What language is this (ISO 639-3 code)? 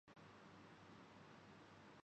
urd